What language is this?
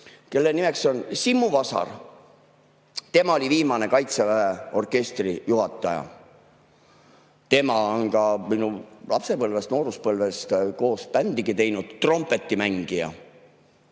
Estonian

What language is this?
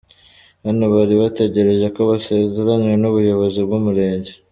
Kinyarwanda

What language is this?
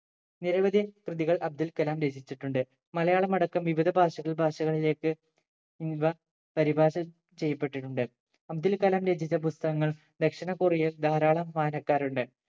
Malayalam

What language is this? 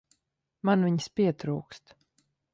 Latvian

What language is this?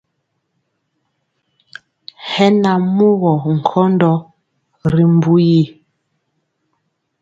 Mpiemo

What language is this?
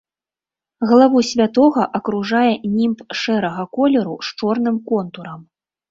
Belarusian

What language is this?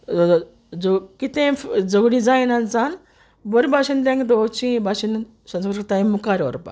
Konkani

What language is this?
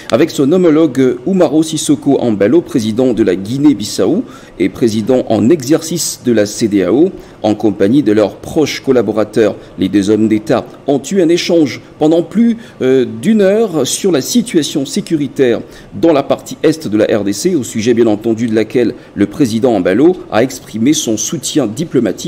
French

